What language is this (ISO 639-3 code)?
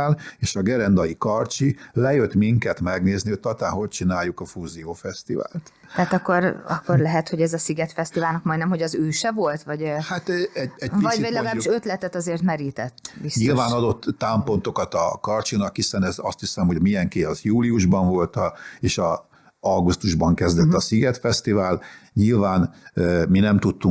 hun